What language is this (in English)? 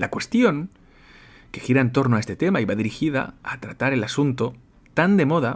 Spanish